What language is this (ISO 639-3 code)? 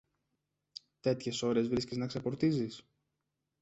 ell